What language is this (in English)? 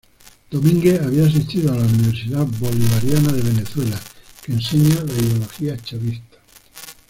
Spanish